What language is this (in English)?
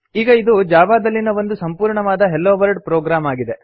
Kannada